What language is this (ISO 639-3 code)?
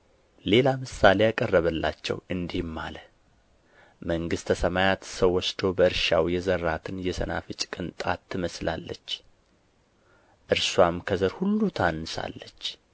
amh